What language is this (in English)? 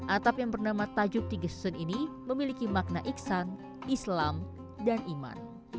Indonesian